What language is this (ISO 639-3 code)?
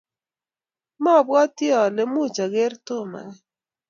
kln